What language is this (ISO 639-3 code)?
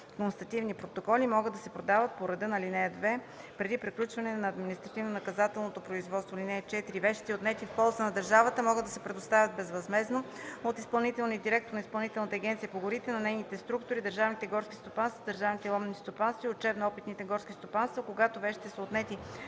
bul